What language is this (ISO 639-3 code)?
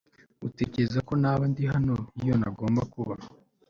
kin